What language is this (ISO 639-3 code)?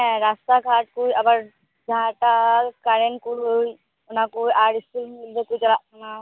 sat